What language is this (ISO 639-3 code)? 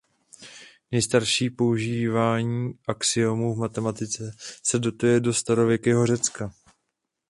ces